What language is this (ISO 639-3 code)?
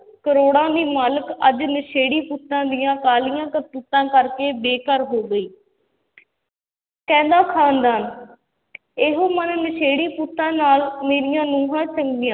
pan